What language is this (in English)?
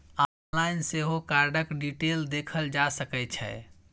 Maithili